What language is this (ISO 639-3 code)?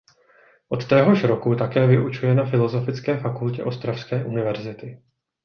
ces